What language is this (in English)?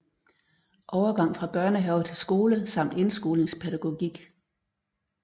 Danish